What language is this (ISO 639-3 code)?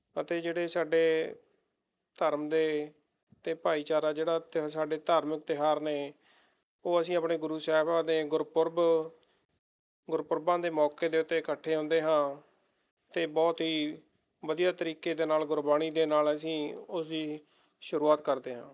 pan